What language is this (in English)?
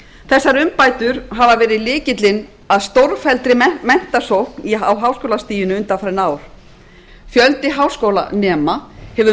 Icelandic